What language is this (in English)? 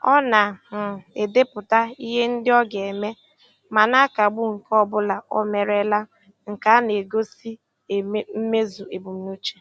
Igbo